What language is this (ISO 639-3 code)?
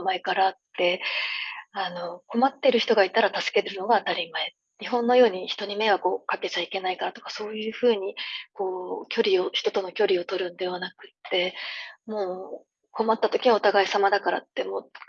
jpn